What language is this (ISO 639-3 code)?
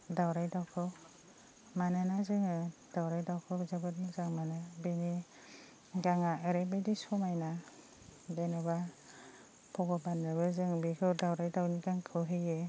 brx